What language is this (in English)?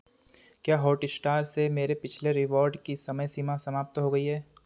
Hindi